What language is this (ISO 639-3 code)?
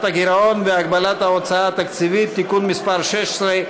heb